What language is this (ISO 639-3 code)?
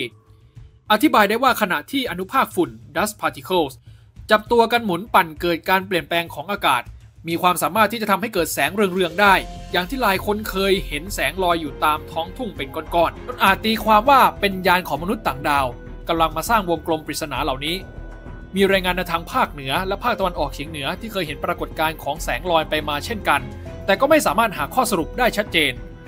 tha